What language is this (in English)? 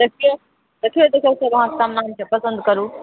Maithili